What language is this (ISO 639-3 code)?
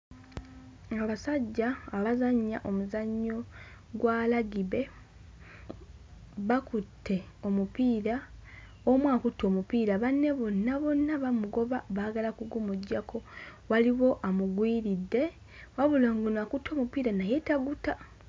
lug